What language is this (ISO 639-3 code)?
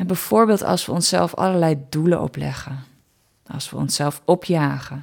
nld